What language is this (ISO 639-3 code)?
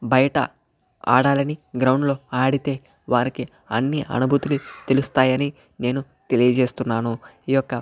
tel